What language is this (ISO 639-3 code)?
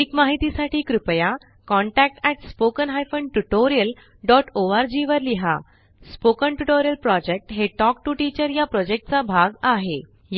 mar